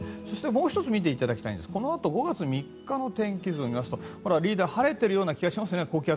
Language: Japanese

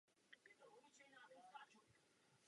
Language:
Czech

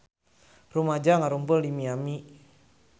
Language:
Sundanese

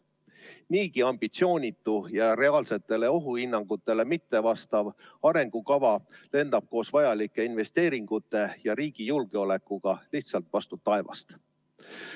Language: Estonian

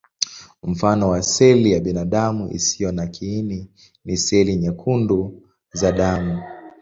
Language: Swahili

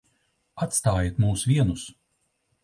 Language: Latvian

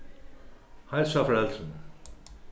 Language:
Faroese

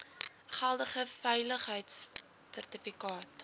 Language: Afrikaans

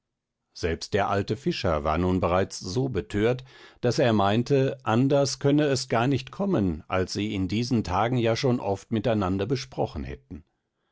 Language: German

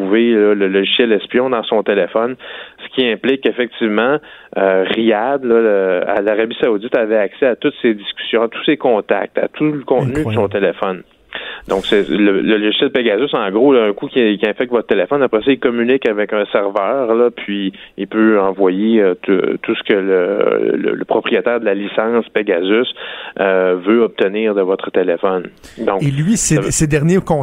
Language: French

